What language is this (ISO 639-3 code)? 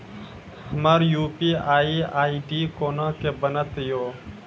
mai